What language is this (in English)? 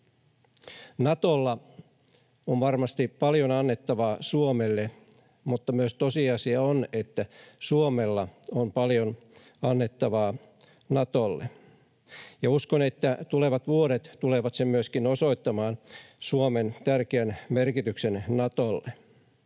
Finnish